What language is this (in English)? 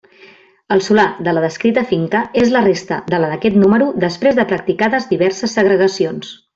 Catalan